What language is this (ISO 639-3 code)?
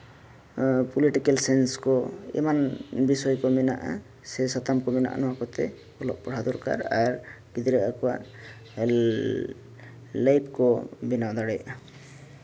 sat